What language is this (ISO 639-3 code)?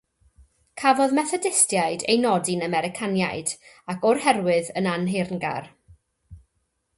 cym